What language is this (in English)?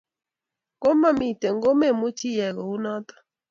Kalenjin